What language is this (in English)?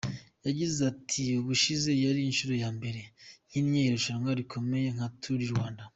Kinyarwanda